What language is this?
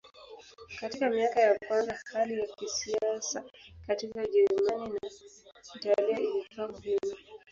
Swahili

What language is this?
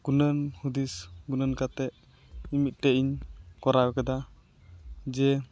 Santali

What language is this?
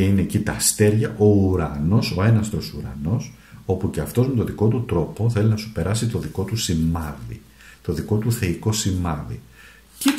Greek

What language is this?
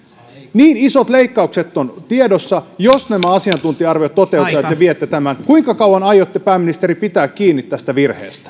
Finnish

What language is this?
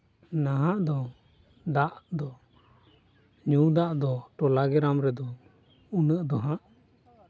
Santali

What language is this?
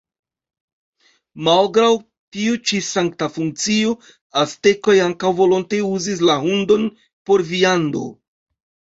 Esperanto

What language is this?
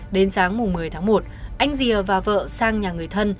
Vietnamese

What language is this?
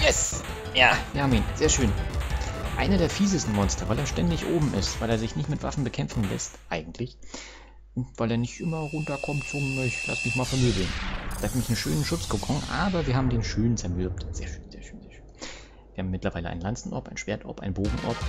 German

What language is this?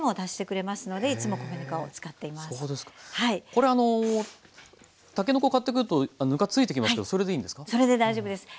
Japanese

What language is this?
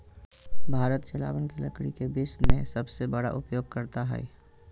Magahi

